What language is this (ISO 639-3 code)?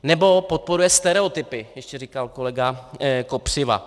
ces